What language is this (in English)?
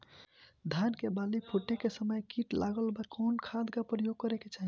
Bhojpuri